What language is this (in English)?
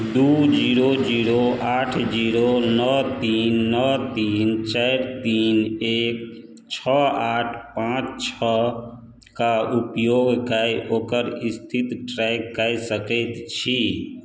Maithili